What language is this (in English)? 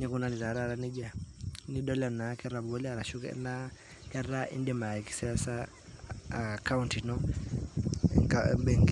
Masai